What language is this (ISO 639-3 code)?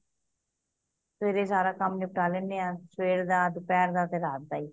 pan